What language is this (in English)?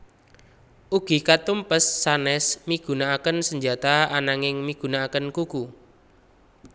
Javanese